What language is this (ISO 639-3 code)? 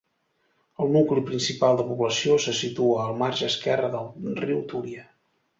cat